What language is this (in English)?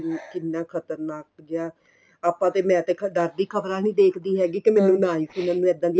Punjabi